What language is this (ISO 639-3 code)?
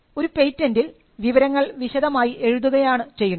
mal